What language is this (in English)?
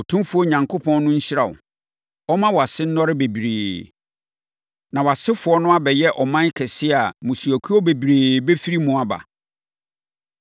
Akan